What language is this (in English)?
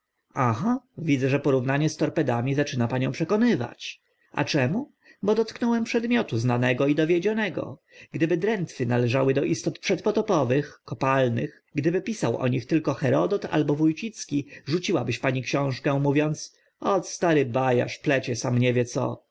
Polish